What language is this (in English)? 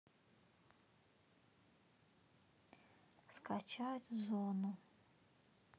Russian